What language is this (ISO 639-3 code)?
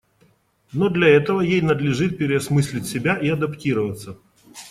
rus